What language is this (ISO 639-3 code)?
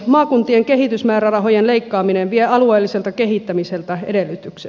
fin